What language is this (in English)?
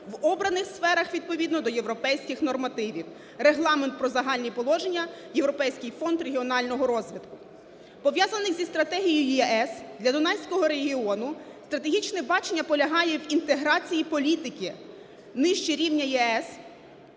Ukrainian